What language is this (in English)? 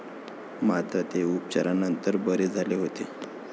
Marathi